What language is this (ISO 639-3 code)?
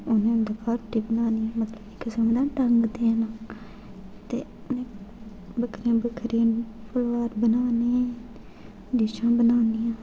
doi